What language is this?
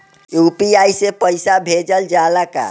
Bhojpuri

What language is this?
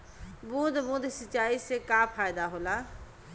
Bhojpuri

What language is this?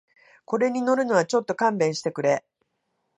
Japanese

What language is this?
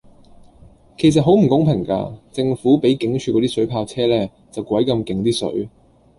Cantonese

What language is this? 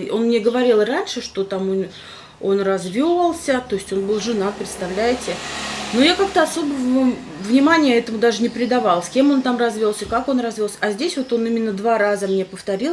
Russian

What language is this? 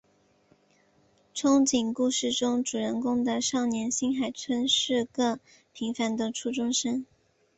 Chinese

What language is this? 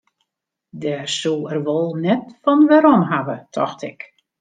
Western Frisian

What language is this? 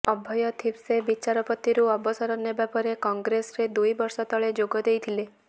Odia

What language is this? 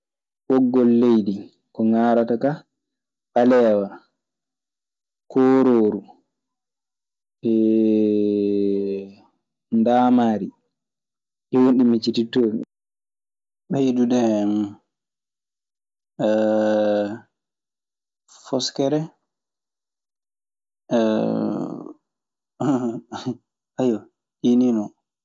Maasina Fulfulde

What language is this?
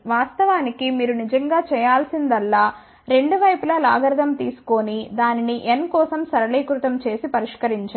Telugu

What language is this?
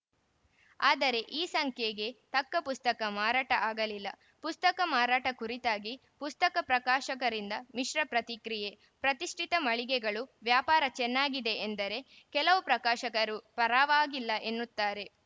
Kannada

